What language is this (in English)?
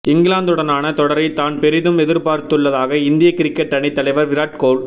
Tamil